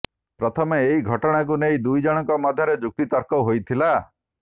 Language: Odia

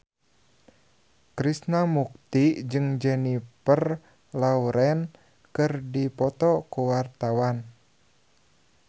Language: Sundanese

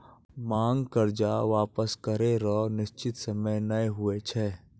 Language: Maithili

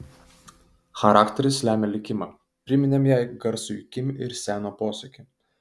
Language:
Lithuanian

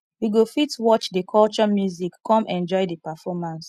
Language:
Nigerian Pidgin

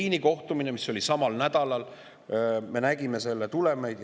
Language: Estonian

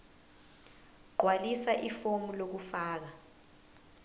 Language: Zulu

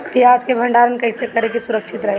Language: Bhojpuri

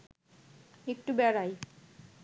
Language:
Bangla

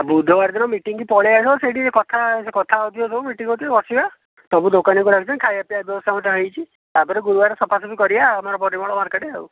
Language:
Odia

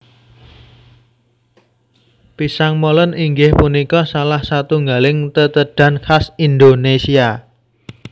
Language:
Javanese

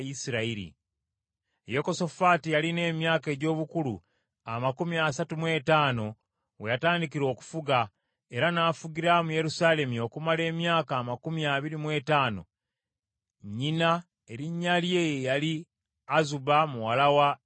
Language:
Ganda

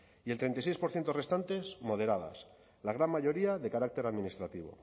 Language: Spanish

